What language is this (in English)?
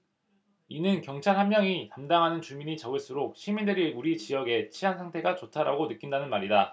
Korean